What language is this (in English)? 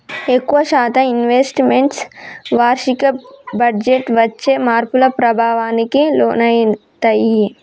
Telugu